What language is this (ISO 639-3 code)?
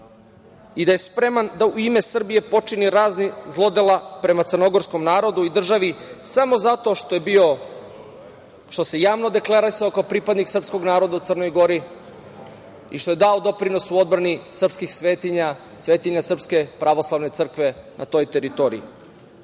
srp